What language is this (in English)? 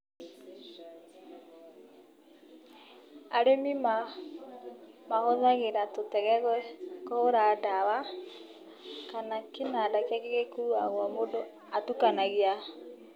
Kikuyu